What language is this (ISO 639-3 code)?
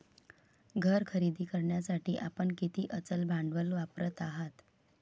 mar